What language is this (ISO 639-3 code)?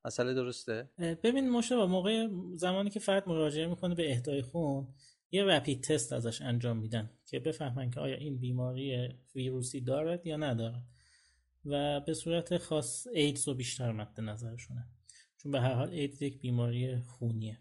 fas